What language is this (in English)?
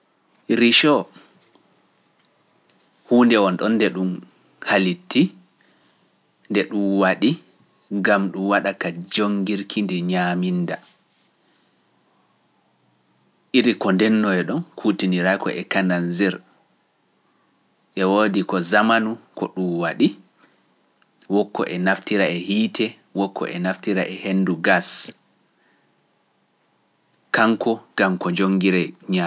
Pular